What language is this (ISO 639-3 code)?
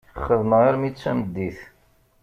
kab